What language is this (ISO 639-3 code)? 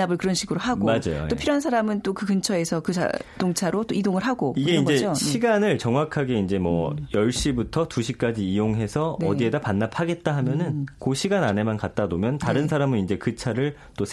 kor